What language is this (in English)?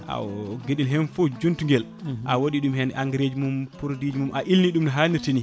Fula